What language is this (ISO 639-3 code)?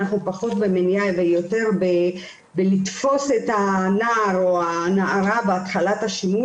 heb